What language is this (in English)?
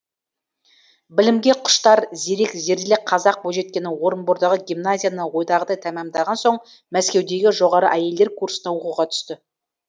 Kazakh